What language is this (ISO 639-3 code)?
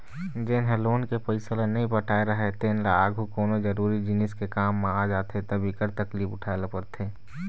hne